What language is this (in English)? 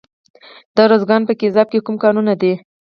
Pashto